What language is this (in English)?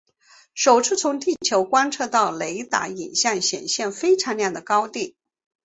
Chinese